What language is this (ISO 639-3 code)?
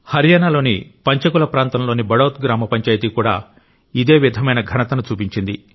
tel